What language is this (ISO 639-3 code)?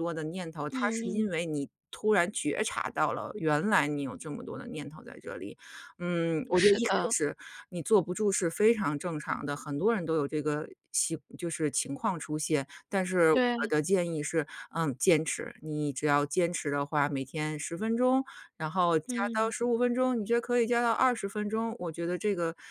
zho